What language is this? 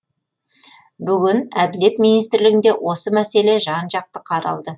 Kazakh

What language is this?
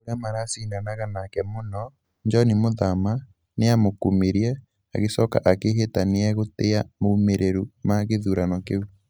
Kikuyu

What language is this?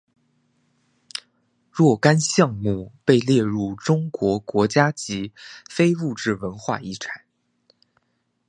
Chinese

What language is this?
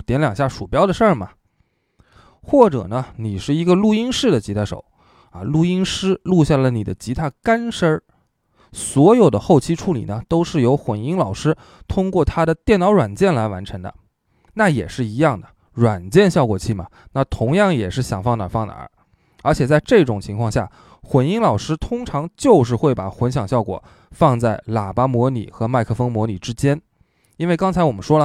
Chinese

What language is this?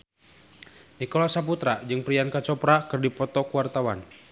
Sundanese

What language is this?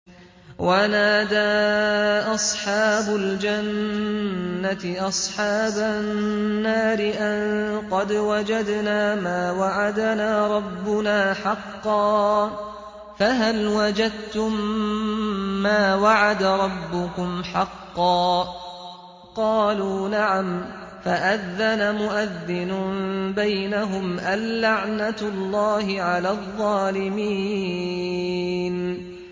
Arabic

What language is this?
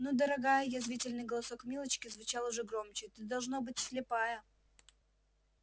Russian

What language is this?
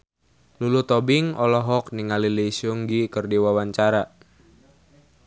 Sundanese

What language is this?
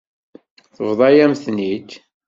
Kabyle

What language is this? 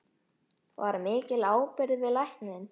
Icelandic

